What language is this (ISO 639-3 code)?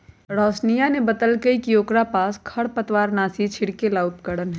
mag